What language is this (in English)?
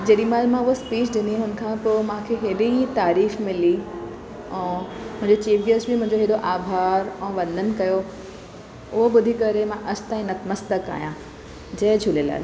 Sindhi